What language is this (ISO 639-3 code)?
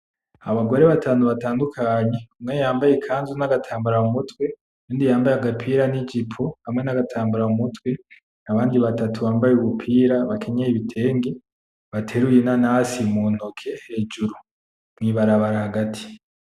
run